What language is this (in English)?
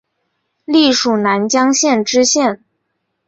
Chinese